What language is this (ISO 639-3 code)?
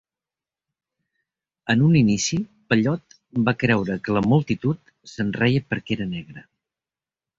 cat